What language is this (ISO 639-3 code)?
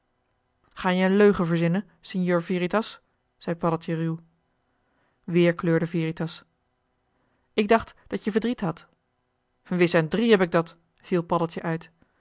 nld